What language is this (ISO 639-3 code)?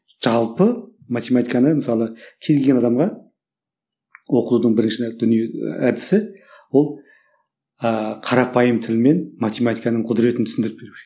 kaz